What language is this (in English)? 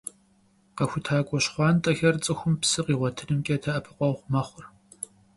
Kabardian